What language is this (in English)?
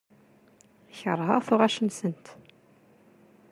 Kabyle